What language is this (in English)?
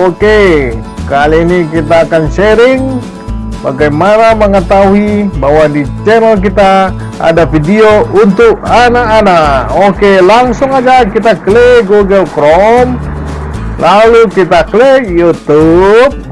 Indonesian